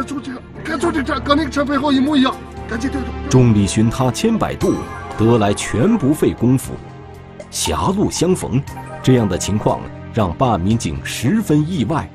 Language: Chinese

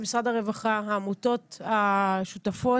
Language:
Hebrew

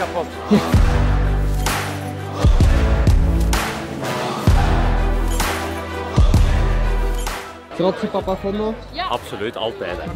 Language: Dutch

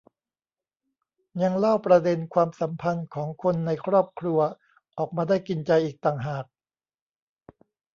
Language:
Thai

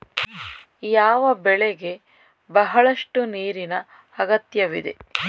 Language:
Kannada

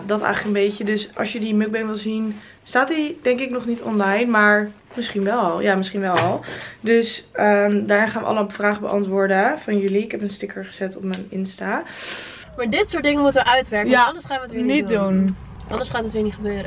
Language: Dutch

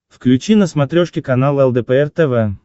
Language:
Russian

